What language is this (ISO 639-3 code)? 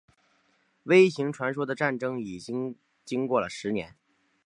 zho